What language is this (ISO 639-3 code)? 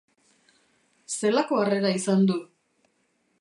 eus